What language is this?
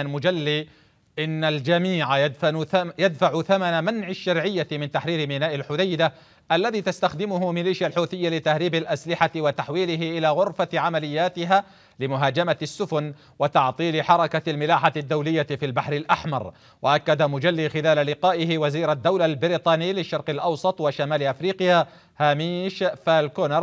Arabic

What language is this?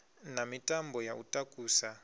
Venda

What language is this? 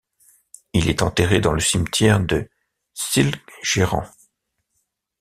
French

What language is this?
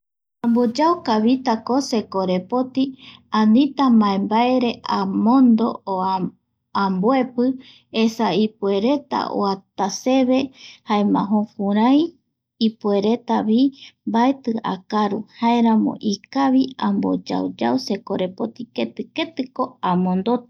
Eastern Bolivian Guaraní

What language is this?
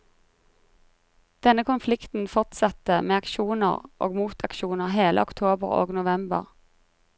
Norwegian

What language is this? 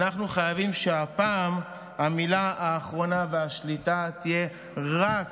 Hebrew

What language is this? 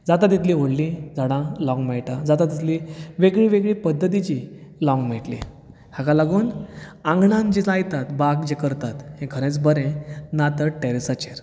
Konkani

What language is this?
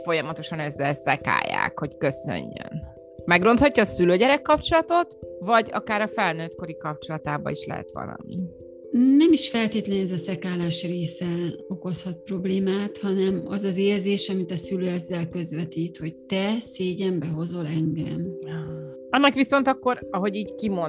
Hungarian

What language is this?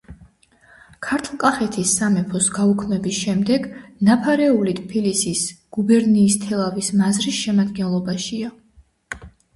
Georgian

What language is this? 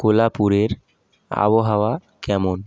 Bangla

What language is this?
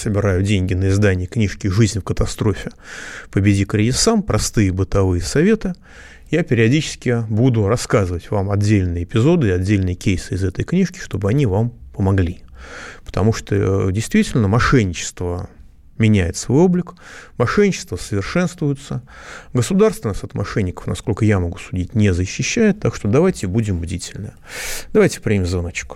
Russian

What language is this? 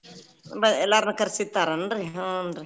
Kannada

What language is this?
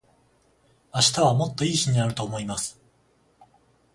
Japanese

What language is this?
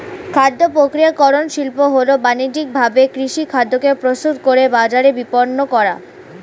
Bangla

